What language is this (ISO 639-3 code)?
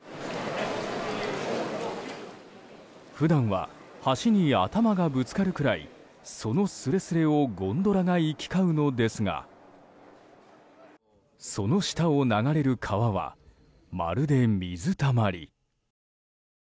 jpn